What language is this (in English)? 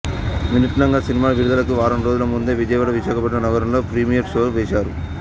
Telugu